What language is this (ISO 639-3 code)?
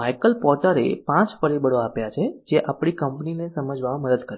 guj